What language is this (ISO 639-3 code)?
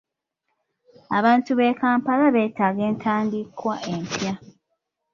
lug